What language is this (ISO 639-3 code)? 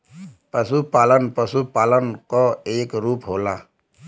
bho